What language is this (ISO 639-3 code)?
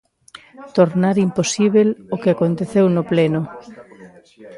glg